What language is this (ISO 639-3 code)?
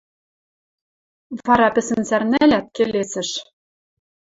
mrj